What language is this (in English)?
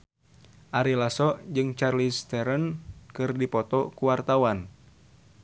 Sundanese